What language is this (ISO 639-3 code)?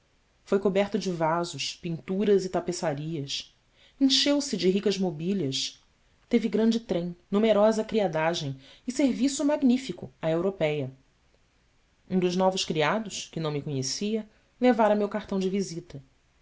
por